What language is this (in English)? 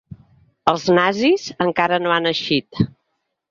Catalan